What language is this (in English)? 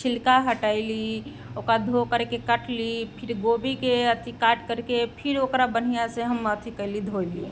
Maithili